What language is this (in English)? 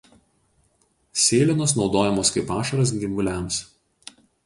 Lithuanian